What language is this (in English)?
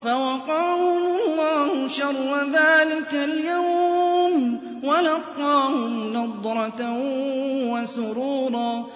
Arabic